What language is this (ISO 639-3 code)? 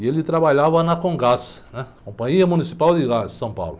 por